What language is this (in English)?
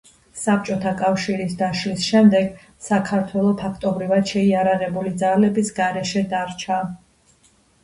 Georgian